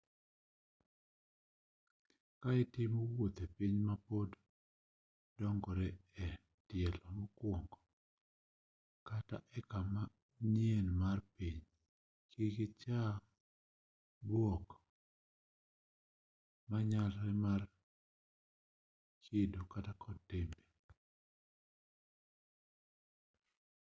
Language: Luo (Kenya and Tanzania)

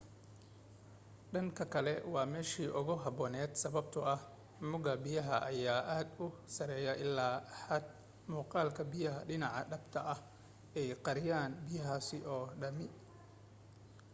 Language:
Somali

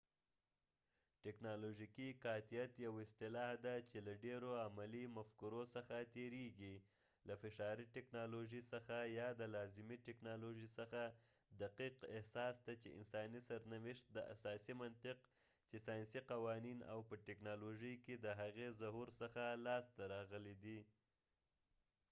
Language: Pashto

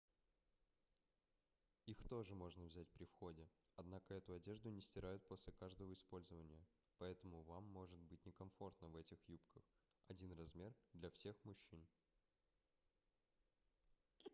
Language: Russian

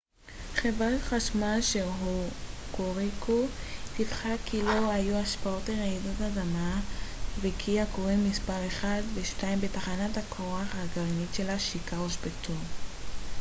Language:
Hebrew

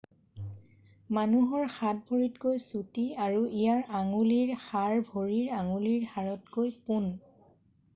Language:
Assamese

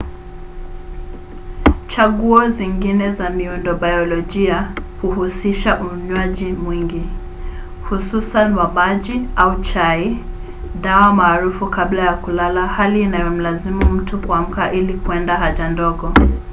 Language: Swahili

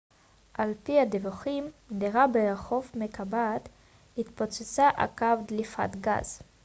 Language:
Hebrew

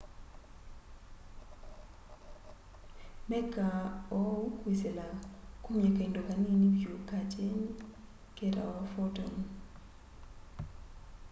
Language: Kamba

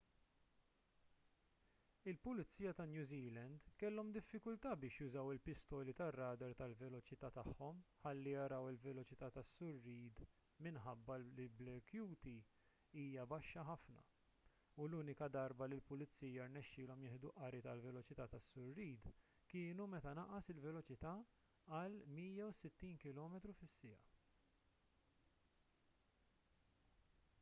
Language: Maltese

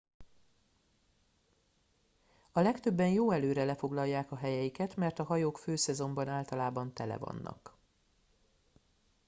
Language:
Hungarian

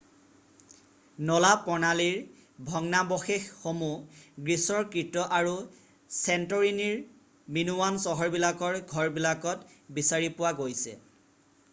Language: Assamese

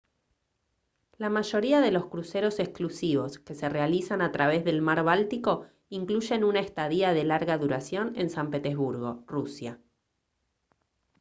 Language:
Spanish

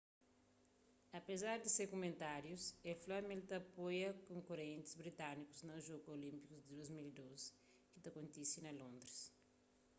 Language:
Kabuverdianu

